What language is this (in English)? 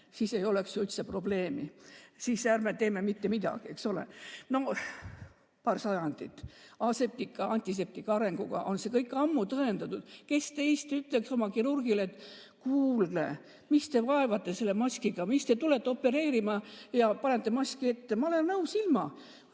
Estonian